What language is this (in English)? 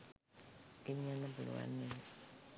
Sinhala